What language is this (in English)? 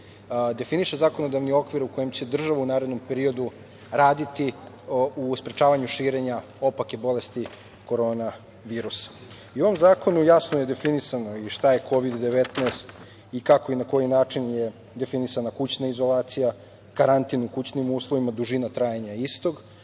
Serbian